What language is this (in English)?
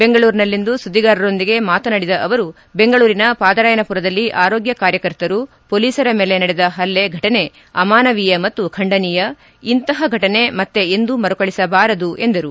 Kannada